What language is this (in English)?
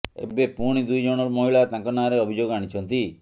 Odia